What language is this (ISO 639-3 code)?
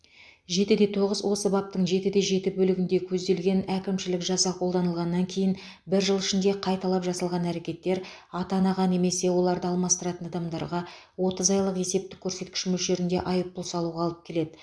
kaz